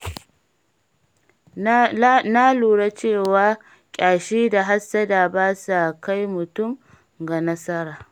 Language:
Hausa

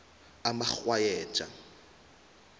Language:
South Ndebele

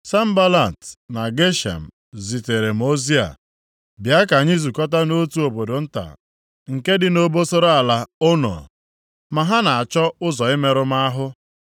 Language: Igbo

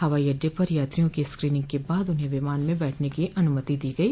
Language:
Hindi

